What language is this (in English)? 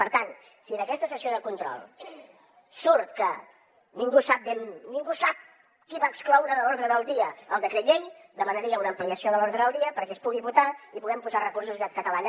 Catalan